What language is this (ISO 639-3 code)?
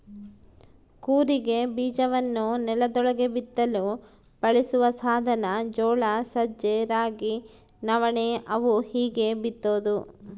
kan